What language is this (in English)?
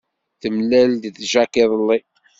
Kabyle